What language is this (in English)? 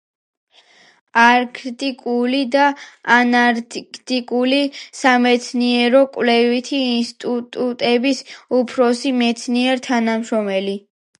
Georgian